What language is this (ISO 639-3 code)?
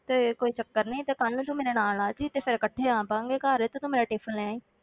pan